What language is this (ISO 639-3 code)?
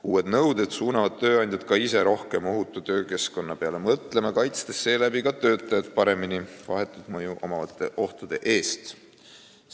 est